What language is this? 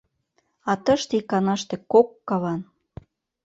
Mari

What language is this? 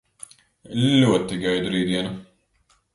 Latvian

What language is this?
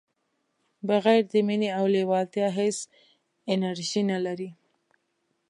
Pashto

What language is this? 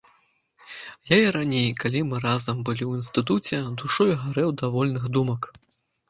Belarusian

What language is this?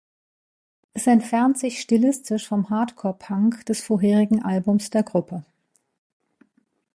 German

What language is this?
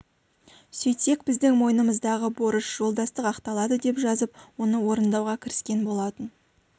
Kazakh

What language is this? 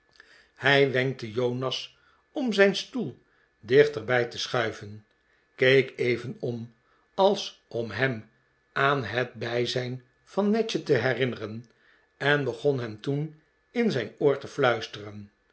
Dutch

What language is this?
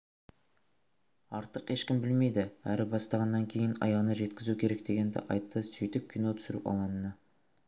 Kazakh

